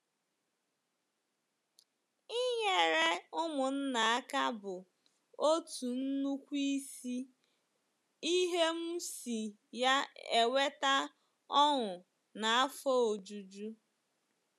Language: Igbo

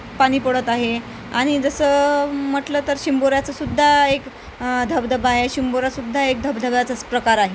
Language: Marathi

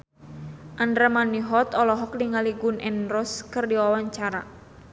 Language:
Sundanese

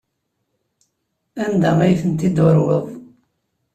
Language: Kabyle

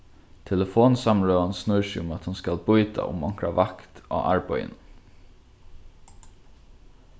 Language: Faroese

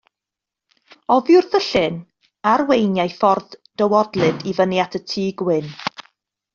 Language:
Welsh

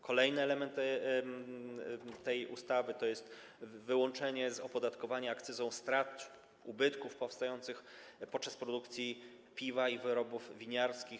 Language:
Polish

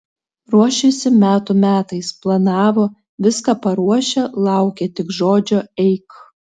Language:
Lithuanian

